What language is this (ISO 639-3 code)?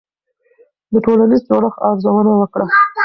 pus